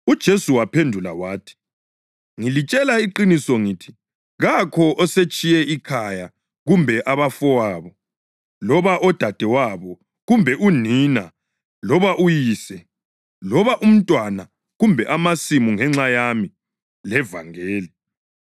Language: North Ndebele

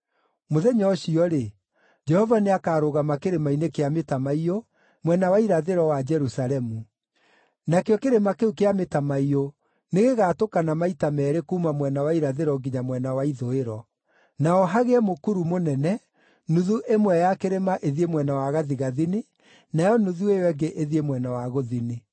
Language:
Kikuyu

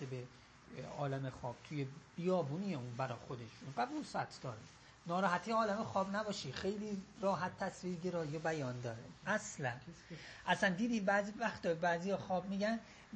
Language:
Persian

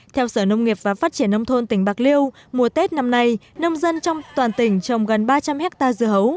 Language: Vietnamese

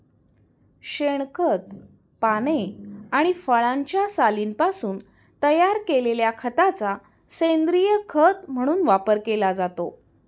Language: Marathi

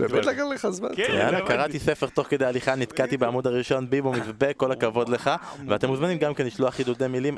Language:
Hebrew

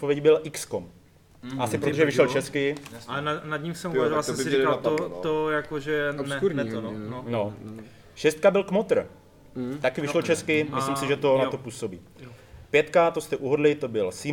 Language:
Czech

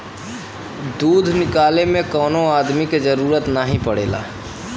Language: Bhojpuri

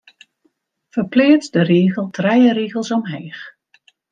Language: Western Frisian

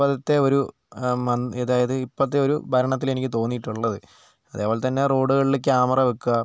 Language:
Malayalam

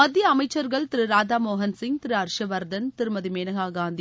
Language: Tamil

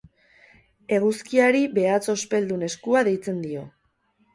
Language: Basque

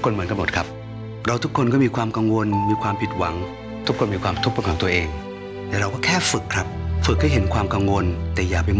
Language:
Thai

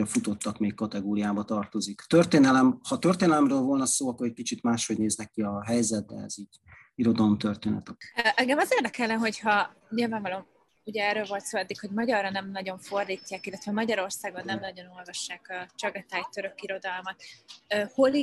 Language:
Hungarian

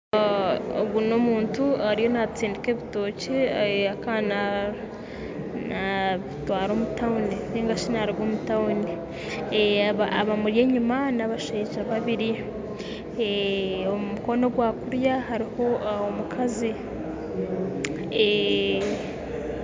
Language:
Nyankole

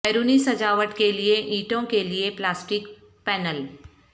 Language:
Urdu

